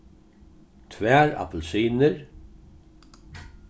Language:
Faroese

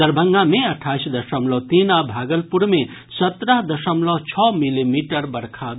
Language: Maithili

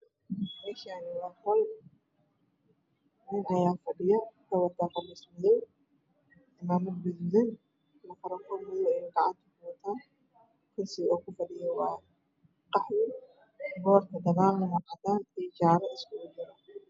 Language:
Somali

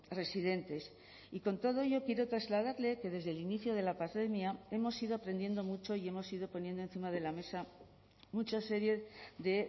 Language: Spanish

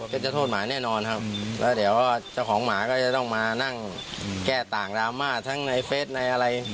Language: Thai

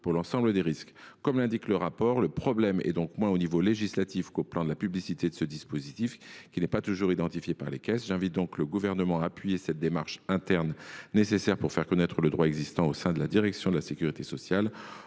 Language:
French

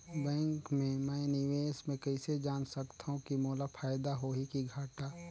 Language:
Chhattisgarhi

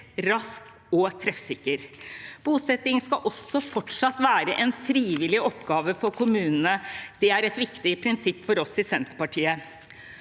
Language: Norwegian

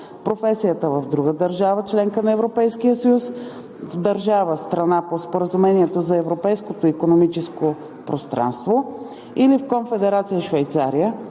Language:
Bulgarian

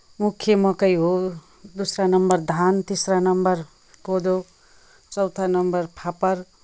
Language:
Nepali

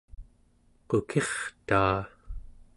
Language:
Central Yupik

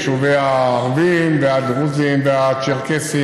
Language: Hebrew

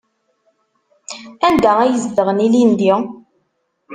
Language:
Kabyle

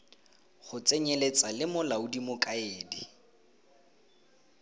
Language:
Tswana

